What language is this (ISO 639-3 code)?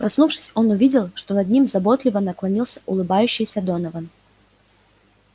rus